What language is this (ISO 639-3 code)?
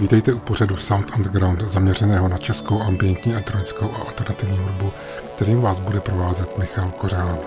ces